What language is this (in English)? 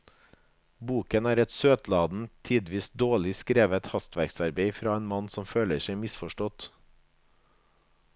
Norwegian